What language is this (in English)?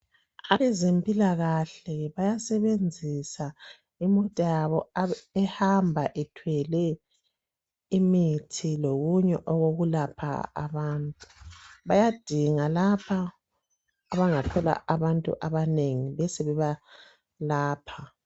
North Ndebele